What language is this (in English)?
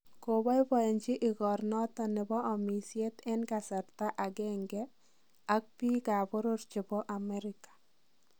Kalenjin